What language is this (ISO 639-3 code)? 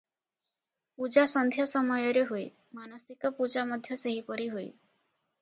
ori